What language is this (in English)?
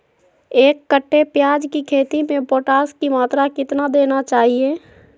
Magahi